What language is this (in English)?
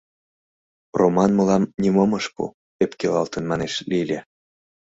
Mari